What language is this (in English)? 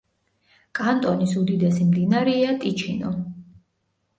Georgian